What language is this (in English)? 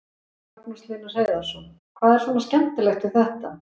Icelandic